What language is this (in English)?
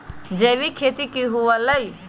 Magahi